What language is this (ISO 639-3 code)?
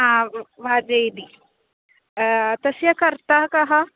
san